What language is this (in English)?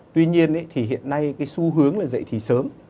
Vietnamese